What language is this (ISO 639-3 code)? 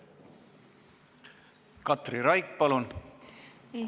est